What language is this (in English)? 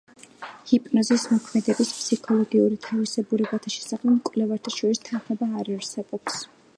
Georgian